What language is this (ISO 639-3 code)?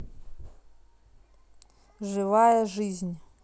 rus